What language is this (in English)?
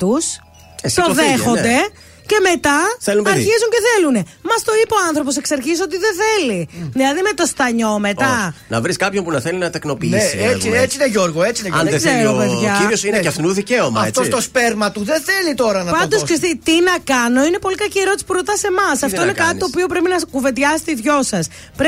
Greek